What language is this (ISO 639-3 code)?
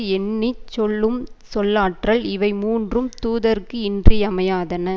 tam